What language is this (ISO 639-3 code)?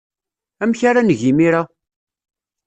kab